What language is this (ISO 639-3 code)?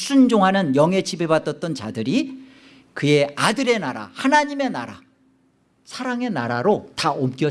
kor